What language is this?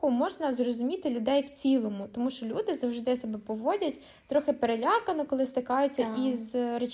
Ukrainian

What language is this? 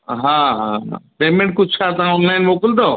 Sindhi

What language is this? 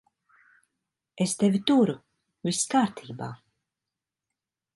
Latvian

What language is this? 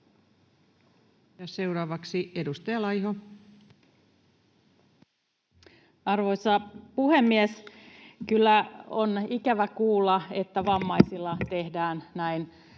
Finnish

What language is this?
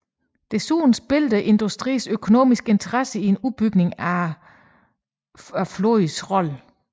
Danish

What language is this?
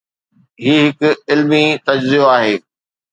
Sindhi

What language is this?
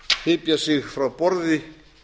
Icelandic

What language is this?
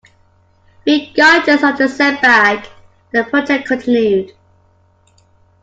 English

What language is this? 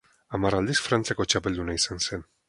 Basque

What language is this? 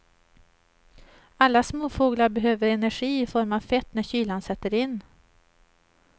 Swedish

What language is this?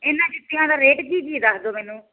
Punjabi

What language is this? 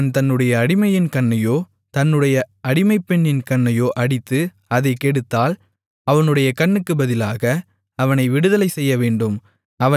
Tamil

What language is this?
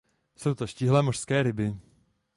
Czech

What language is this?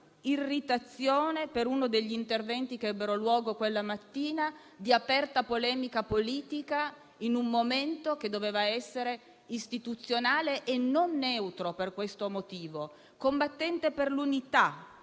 Italian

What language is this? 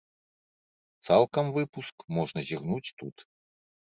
Belarusian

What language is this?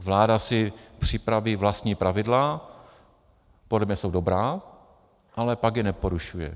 Czech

